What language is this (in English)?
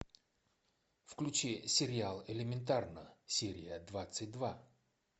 Russian